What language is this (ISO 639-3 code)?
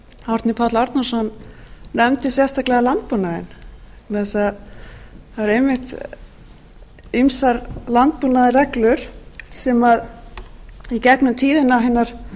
isl